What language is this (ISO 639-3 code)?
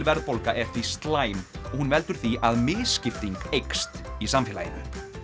isl